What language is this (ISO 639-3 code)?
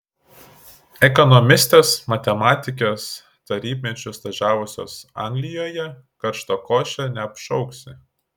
lit